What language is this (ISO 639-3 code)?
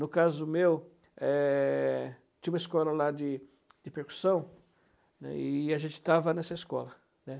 por